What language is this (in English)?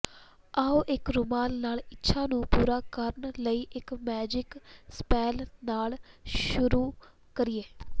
Punjabi